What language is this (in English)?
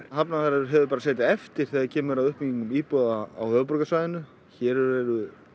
Icelandic